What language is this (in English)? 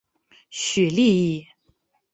Chinese